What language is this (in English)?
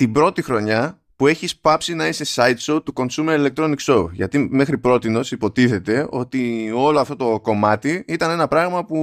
Greek